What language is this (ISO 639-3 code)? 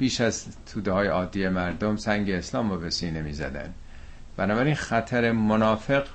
fas